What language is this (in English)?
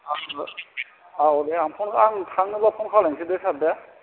Bodo